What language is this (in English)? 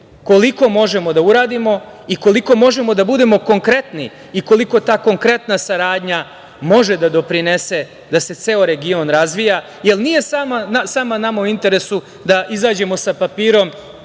Serbian